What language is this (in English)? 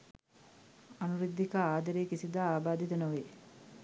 Sinhala